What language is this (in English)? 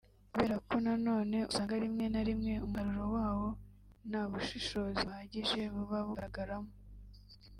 Kinyarwanda